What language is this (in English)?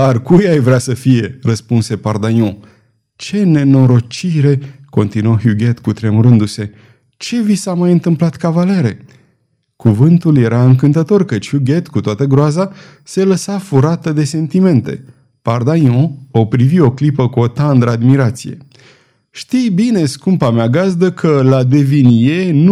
Romanian